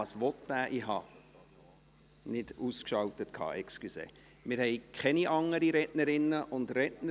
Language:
Swiss German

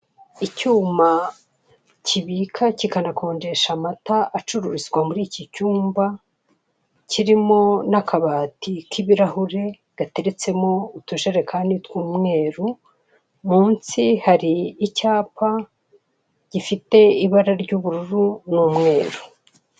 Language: Kinyarwanda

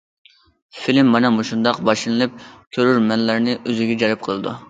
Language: Uyghur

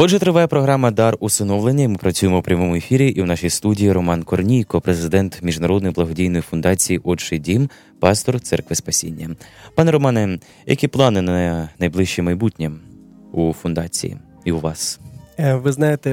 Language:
Ukrainian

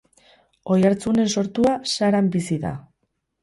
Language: Basque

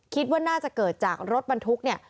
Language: Thai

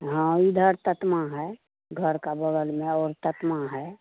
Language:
Hindi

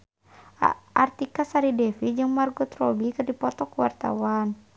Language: Sundanese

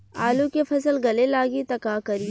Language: Bhojpuri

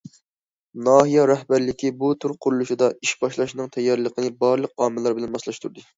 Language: Uyghur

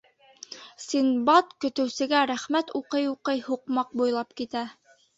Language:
Bashkir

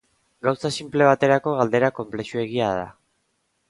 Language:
Basque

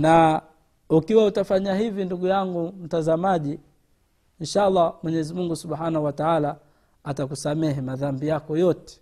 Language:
Swahili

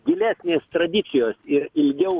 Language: Lithuanian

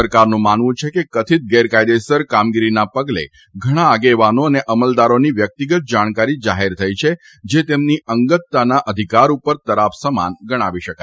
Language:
Gujarati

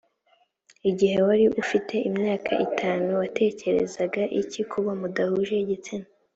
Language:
Kinyarwanda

